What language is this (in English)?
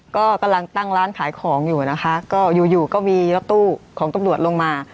Thai